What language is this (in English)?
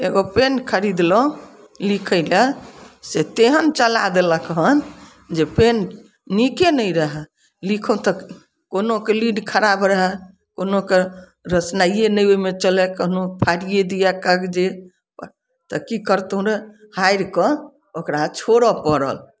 Maithili